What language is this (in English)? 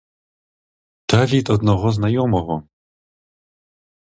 Ukrainian